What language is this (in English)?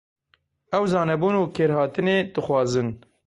Kurdish